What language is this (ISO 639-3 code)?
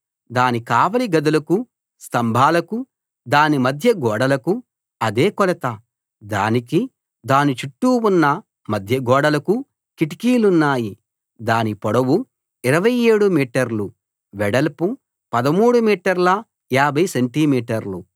tel